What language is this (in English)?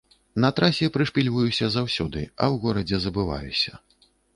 Belarusian